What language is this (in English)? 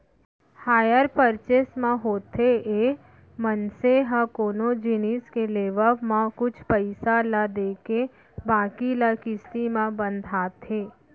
Chhattisgarhi